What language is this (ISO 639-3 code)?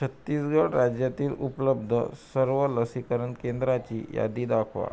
mar